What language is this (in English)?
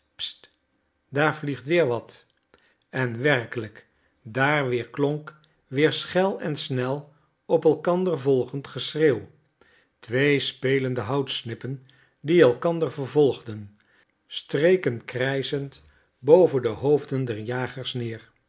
Dutch